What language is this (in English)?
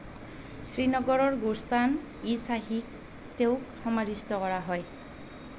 Assamese